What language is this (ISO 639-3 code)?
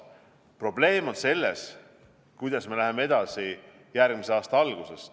est